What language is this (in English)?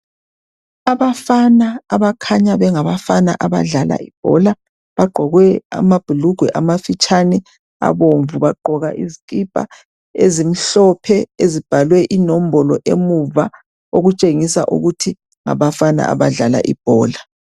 North Ndebele